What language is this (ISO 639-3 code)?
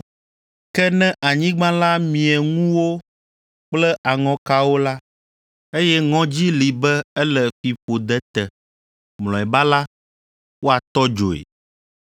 ewe